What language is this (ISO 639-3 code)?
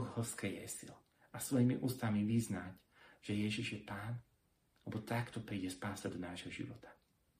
slk